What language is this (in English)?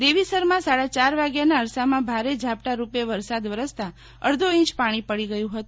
Gujarati